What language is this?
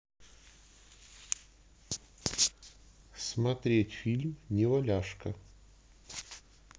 Russian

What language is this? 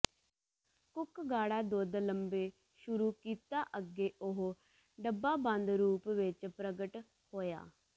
Punjabi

